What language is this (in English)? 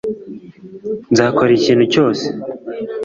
Kinyarwanda